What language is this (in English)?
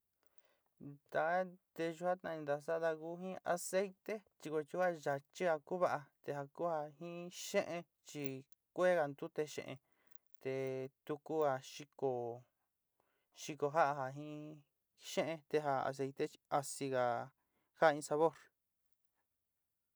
Sinicahua Mixtec